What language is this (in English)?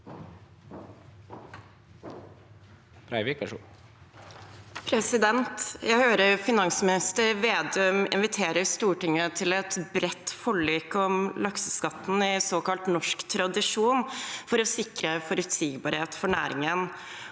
Norwegian